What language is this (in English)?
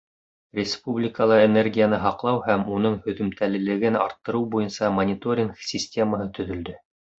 Bashkir